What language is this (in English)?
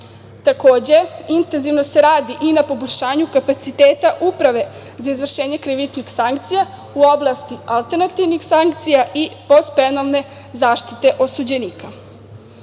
Serbian